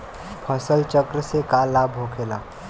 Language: Bhojpuri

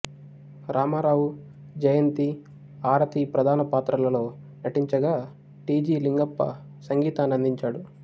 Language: Telugu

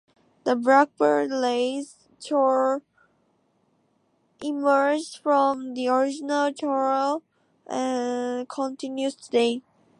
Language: English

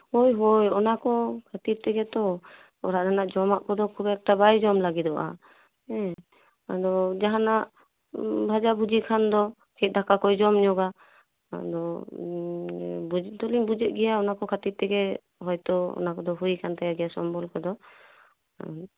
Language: Santali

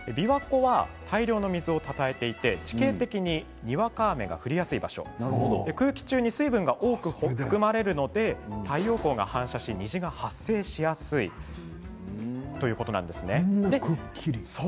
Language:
Japanese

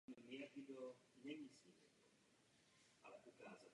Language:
Czech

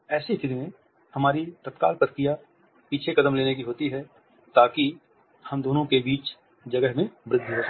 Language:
Hindi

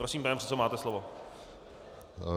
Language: Czech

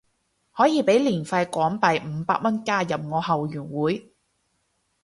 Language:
Cantonese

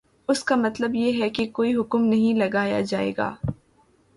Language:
Urdu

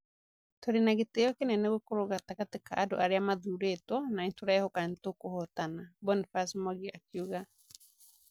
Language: Kikuyu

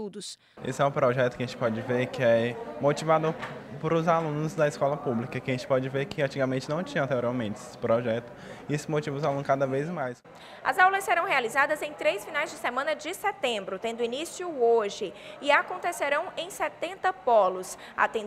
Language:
Portuguese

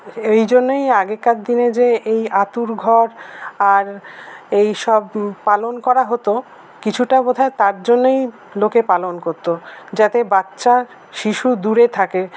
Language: Bangla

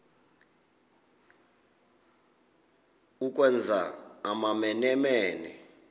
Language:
Xhosa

